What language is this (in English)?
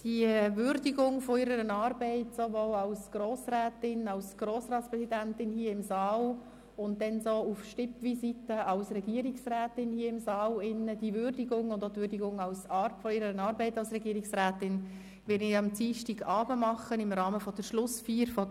Swiss German